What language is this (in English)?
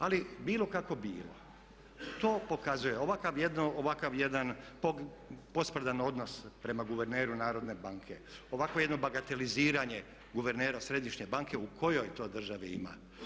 Croatian